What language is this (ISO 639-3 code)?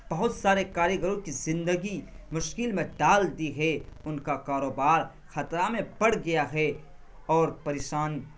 urd